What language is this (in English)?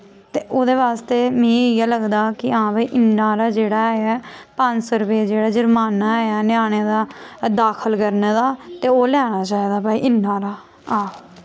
Dogri